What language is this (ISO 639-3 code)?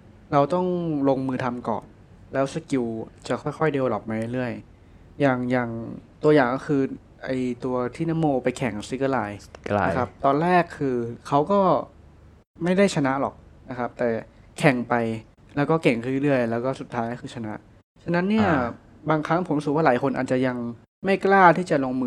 tha